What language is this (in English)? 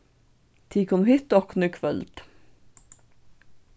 Faroese